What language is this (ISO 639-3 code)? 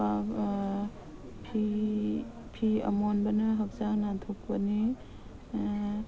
mni